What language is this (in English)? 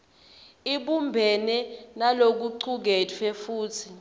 Swati